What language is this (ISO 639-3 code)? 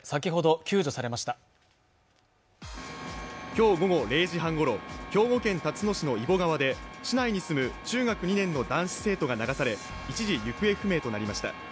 jpn